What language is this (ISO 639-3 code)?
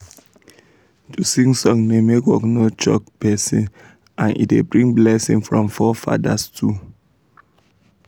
pcm